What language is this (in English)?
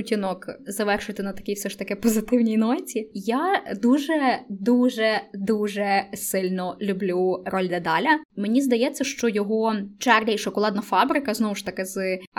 Ukrainian